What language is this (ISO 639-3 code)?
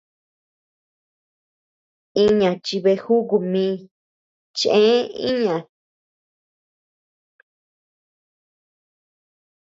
cux